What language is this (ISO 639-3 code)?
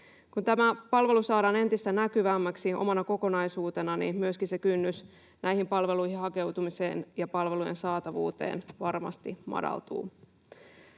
fin